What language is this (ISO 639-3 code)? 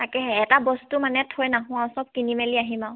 asm